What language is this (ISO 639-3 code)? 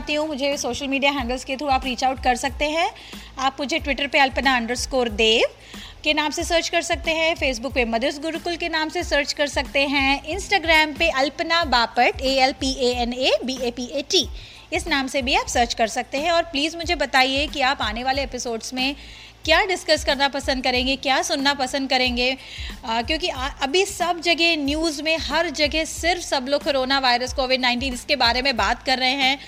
hin